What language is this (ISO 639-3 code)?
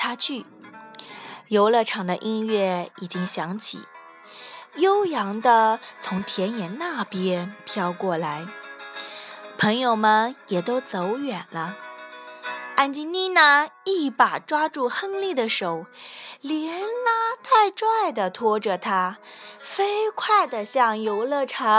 zho